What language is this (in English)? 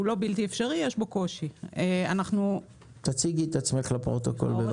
Hebrew